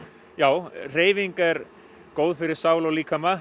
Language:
Icelandic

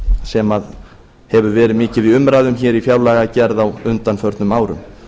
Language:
Icelandic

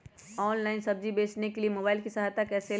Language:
Magahi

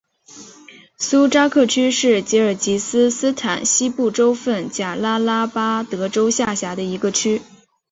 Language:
Chinese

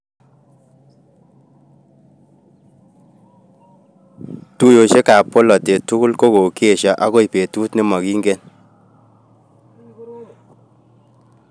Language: Kalenjin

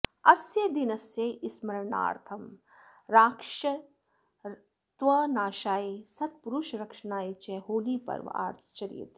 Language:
Sanskrit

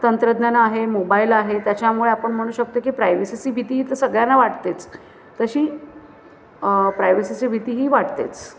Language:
Marathi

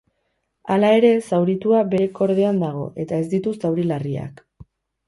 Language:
Basque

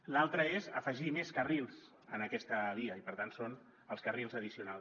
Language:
Catalan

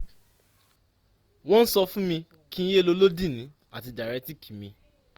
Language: Yoruba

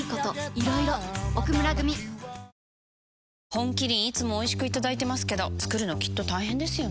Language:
Japanese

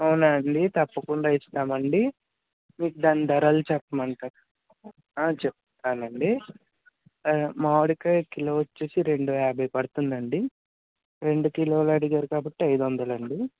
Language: Telugu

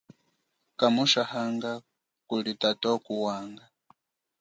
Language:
Chokwe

